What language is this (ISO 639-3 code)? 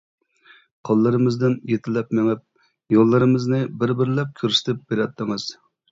uig